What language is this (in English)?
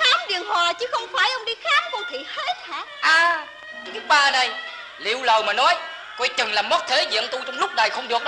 Vietnamese